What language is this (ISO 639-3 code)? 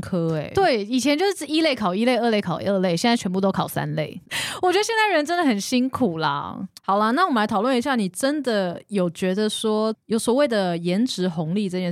zho